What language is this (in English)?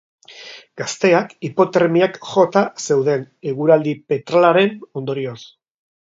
Basque